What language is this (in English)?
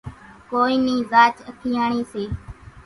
Kachi Koli